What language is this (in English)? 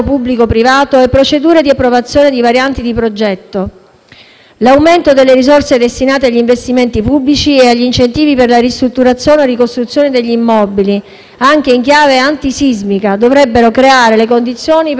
Italian